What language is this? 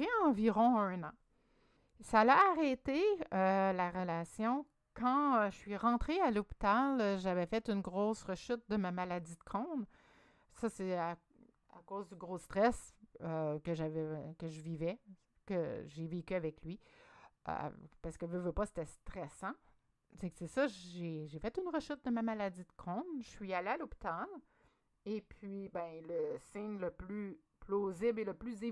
French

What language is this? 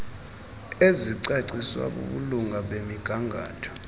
Xhosa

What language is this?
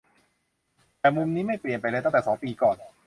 Thai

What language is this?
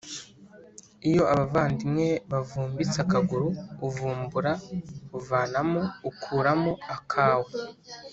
Kinyarwanda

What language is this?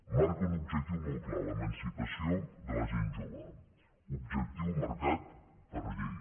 Catalan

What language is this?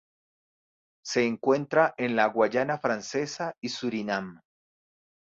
Spanish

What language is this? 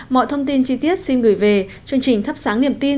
Vietnamese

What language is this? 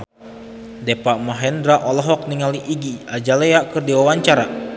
Sundanese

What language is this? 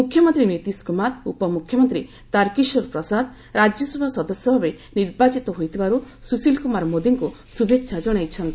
Odia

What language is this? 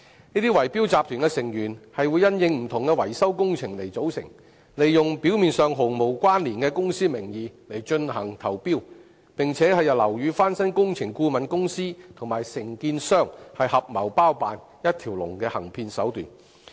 Cantonese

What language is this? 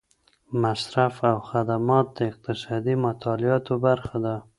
Pashto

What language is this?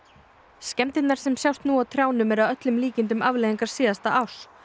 Icelandic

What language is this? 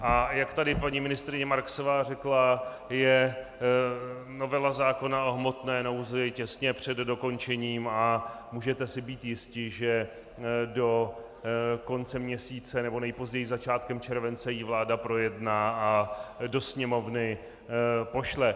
Czech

